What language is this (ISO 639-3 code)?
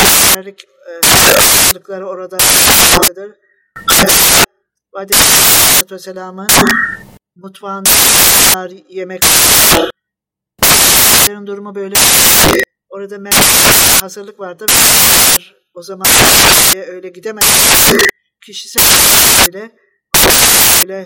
tur